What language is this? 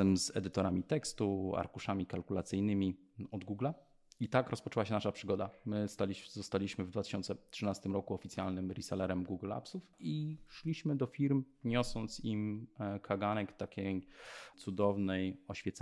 Polish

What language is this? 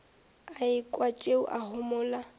Northern Sotho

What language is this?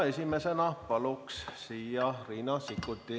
Estonian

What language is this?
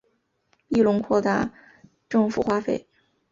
Chinese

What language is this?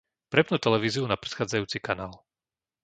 Slovak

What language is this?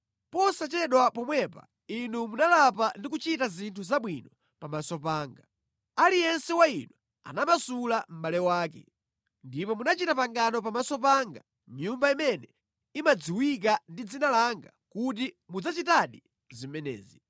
Nyanja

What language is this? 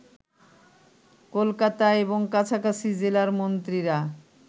Bangla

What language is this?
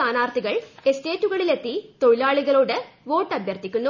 Malayalam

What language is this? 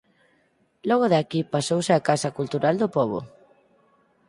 Galician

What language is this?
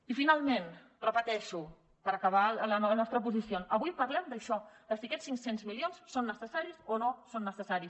Catalan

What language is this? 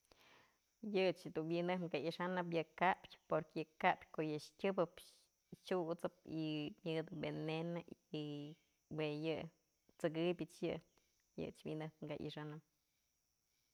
Mazatlán Mixe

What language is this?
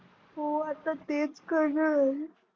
Marathi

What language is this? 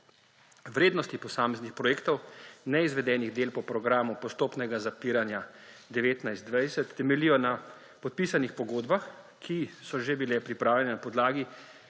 Slovenian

